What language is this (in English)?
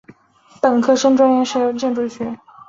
Chinese